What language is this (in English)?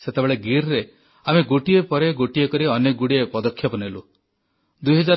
Odia